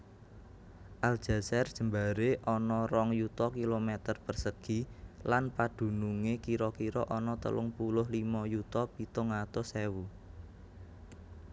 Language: Javanese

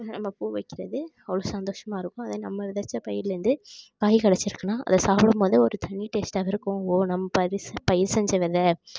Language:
Tamil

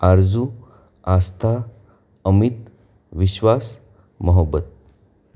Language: Gujarati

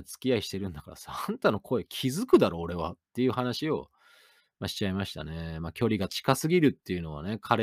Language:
Japanese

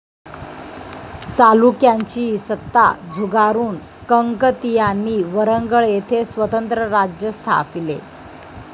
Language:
Marathi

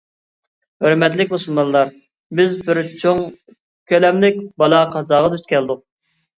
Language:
Uyghur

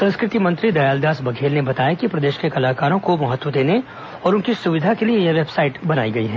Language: Hindi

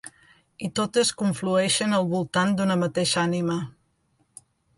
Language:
Catalan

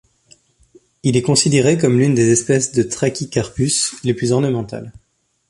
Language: French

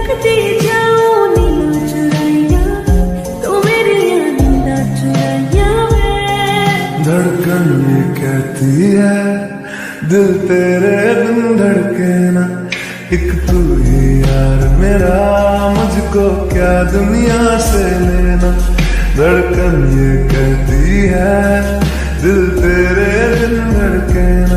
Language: Arabic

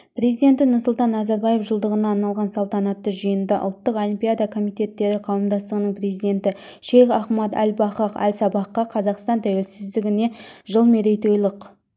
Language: Kazakh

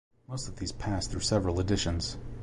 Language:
English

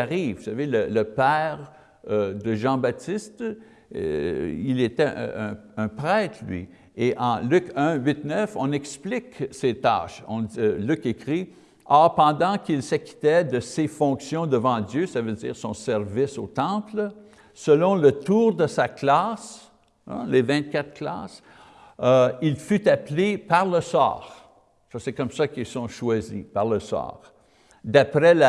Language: French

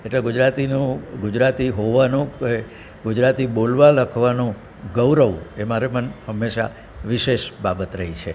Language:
Gujarati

